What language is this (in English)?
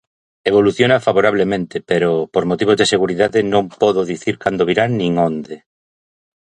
Galician